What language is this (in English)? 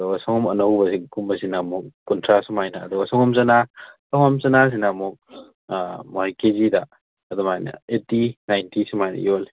Manipuri